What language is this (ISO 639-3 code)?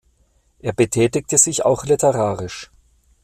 deu